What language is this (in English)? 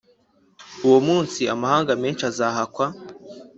Kinyarwanda